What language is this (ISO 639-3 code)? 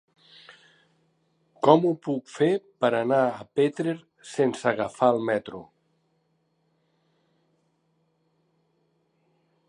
cat